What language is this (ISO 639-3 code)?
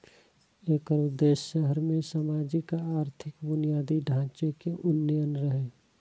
mai